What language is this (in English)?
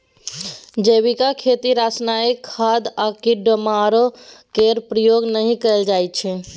Maithili